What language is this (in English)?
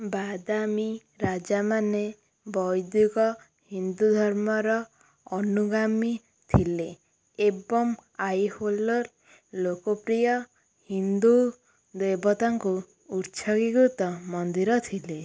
Odia